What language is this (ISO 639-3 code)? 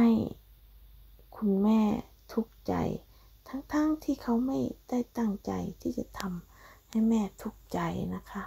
tha